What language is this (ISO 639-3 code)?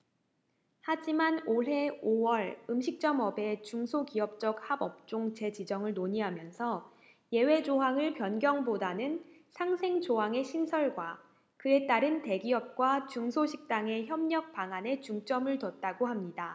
kor